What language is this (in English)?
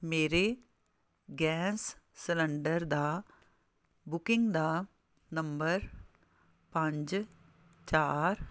Punjabi